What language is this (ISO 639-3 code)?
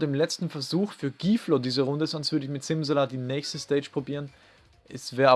deu